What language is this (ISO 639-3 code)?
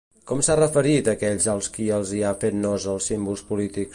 cat